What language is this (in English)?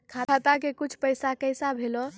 Maithili